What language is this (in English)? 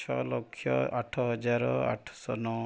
Odia